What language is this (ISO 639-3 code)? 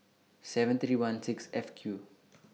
eng